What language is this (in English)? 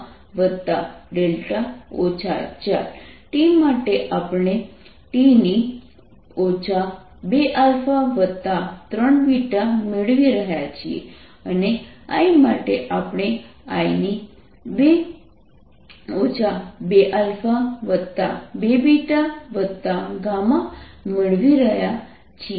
Gujarati